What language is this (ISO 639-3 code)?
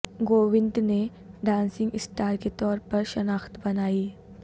urd